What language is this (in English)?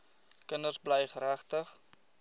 Afrikaans